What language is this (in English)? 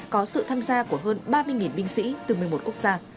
Vietnamese